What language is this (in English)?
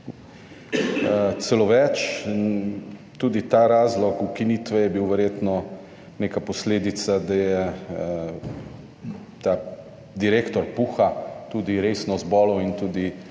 Slovenian